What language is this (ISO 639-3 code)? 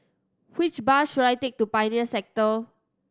eng